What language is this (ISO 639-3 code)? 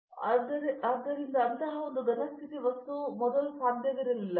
kan